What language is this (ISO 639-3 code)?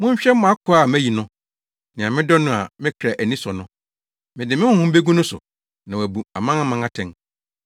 aka